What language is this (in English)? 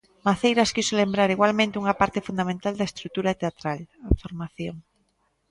Galician